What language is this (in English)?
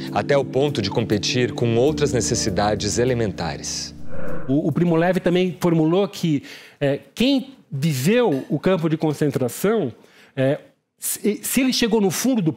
Portuguese